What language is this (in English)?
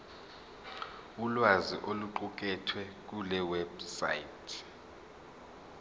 Zulu